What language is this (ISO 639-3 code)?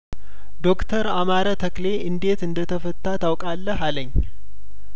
amh